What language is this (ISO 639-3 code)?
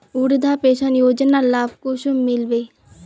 mag